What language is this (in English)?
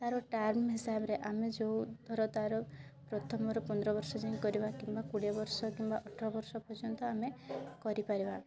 Odia